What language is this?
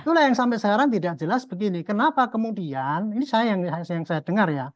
Indonesian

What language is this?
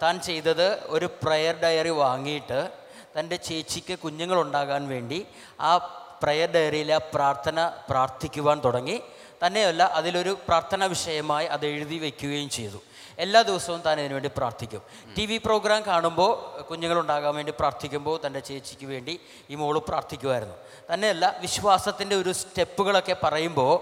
Malayalam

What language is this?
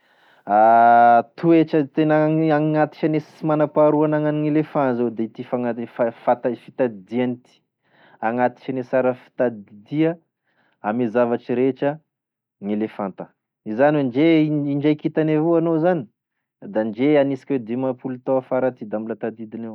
Tesaka Malagasy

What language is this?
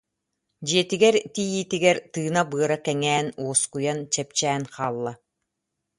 Yakut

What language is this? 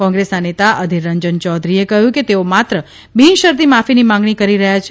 Gujarati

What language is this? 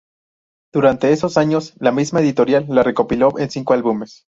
Spanish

